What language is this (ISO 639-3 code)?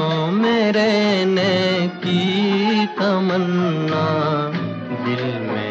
hin